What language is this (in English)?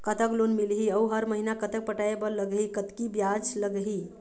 Chhattisgarhi